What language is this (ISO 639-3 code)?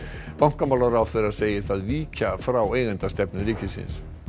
isl